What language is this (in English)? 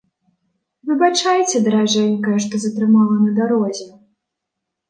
Belarusian